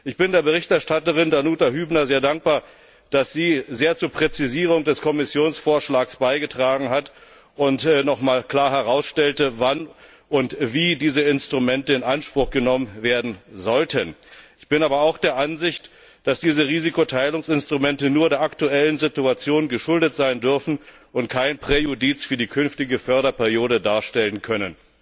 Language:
German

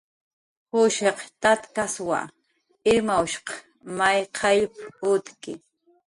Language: Jaqaru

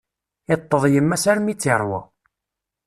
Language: Kabyle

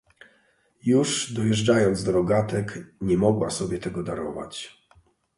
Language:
Polish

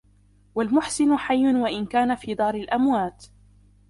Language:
Arabic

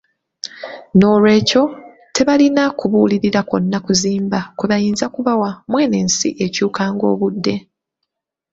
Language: Ganda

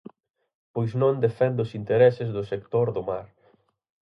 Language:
Galician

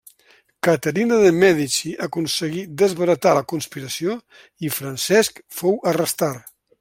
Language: Catalan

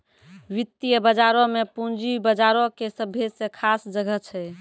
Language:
Maithili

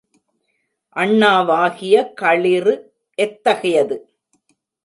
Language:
Tamil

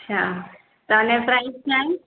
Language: Sindhi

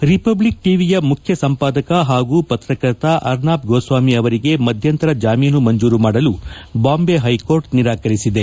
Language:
Kannada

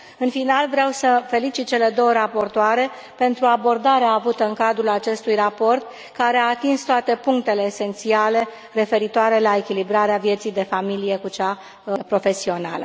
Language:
Romanian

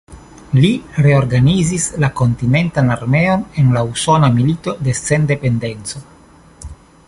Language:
Esperanto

